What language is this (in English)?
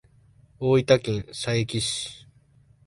Japanese